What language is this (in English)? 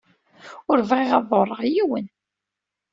Kabyle